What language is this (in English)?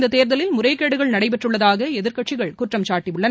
Tamil